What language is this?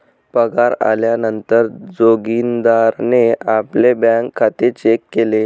Marathi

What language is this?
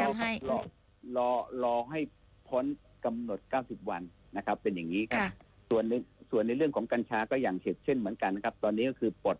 Thai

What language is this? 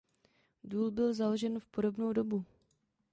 Czech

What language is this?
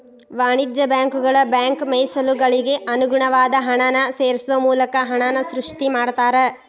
Kannada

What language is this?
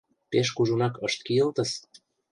Mari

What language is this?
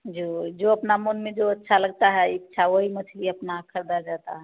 Hindi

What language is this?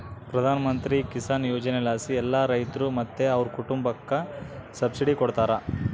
Kannada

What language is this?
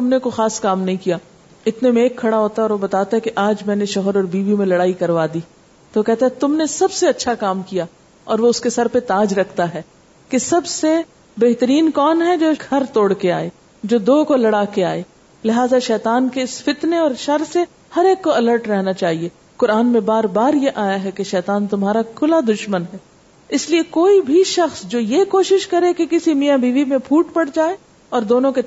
Urdu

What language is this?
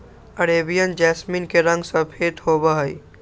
Magahi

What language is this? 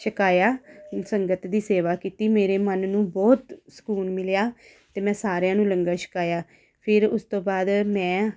Punjabi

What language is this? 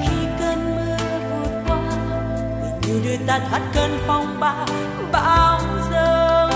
Vietnamese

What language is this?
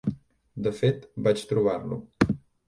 Catalan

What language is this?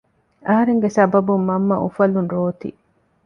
Divehi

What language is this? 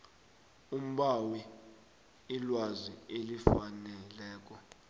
South Ndebele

